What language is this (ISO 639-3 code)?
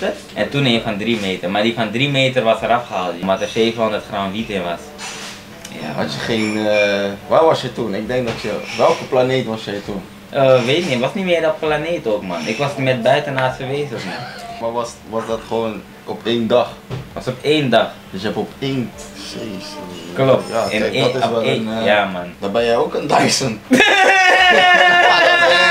nld